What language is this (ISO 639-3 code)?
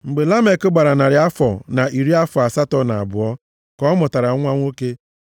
ibo